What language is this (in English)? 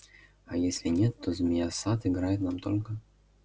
Russian